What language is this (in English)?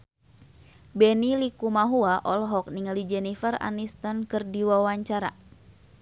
Sundanese